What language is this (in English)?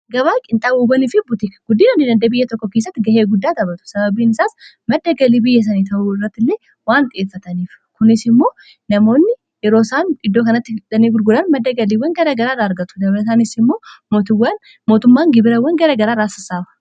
Oromo